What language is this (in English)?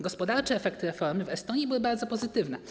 Polish